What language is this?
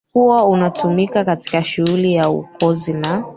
Swahili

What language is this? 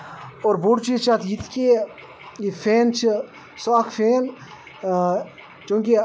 Kashmiri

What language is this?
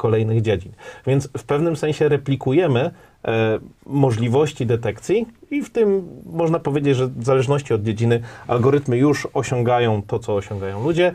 Polish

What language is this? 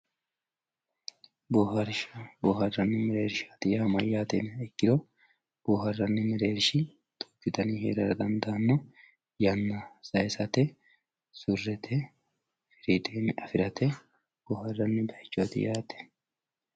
Sidamo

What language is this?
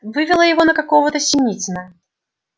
Russian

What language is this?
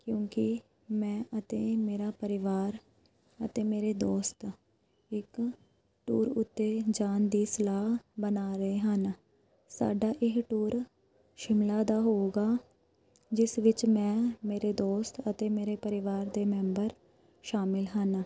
Punjabi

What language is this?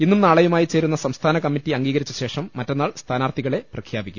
Malayalam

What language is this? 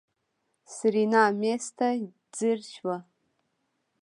Pashto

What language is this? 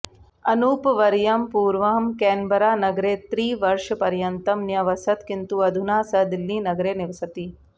Sanskrit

